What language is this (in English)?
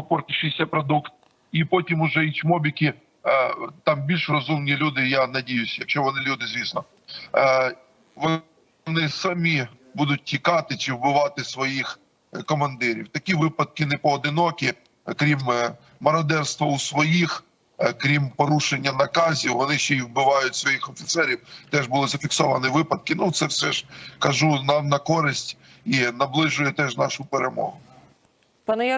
Ukrainian